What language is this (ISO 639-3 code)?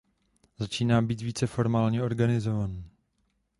ces